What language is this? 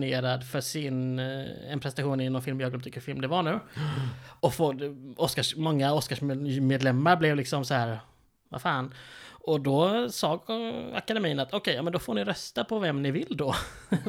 Swedish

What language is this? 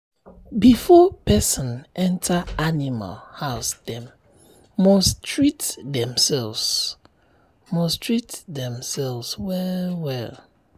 Nigerian Pidgin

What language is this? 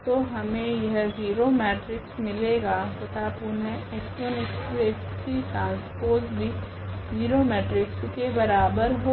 Hindi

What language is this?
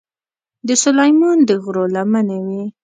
Pashto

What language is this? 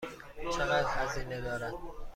Persian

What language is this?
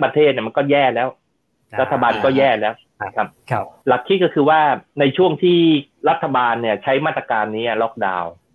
Thai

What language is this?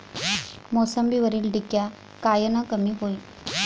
Marathi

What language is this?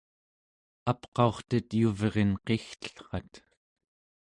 Central Yupik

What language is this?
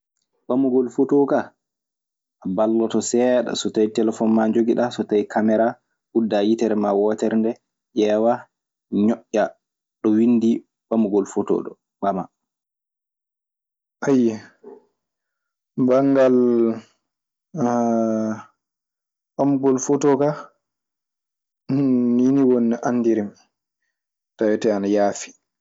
Maasina Fulfulde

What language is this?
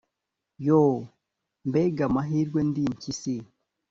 Kinyarwanda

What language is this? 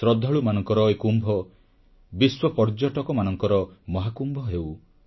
Odia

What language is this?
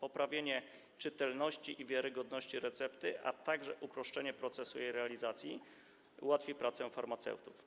Polish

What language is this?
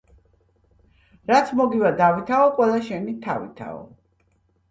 Georgian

